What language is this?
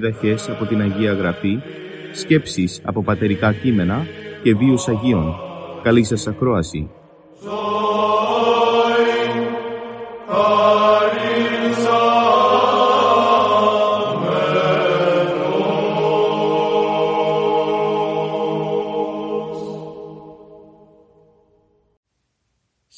Greek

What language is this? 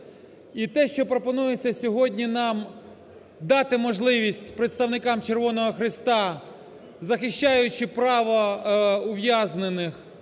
Ukrainian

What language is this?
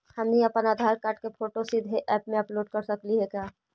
Magahi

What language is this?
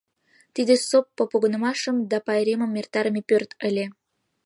Mari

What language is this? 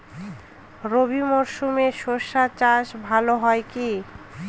Bangla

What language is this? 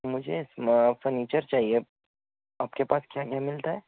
Urdu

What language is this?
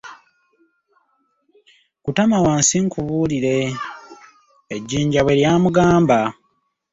Ganda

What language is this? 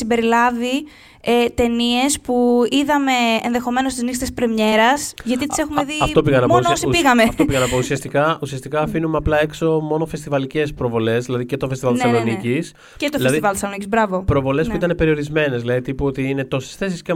Greek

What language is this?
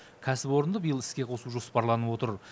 Kazakh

